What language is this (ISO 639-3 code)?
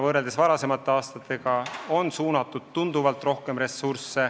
est